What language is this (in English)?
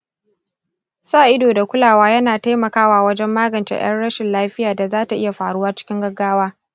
Hausa